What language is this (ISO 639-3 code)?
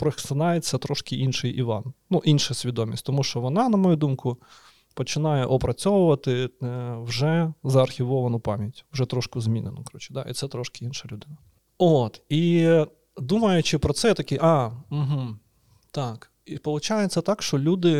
ukr